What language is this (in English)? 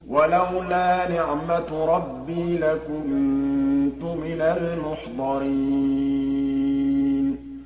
Arabic